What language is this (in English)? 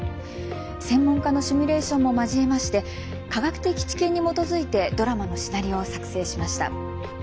Japanese